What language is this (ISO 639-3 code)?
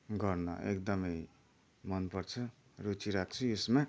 nep